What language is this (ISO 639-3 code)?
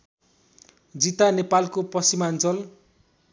nep